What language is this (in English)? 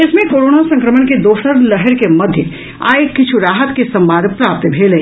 Maithili